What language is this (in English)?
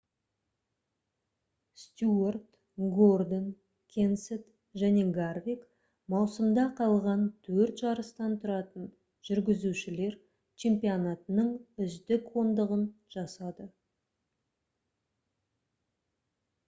Kazakh